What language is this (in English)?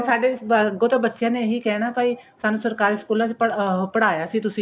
Punjabi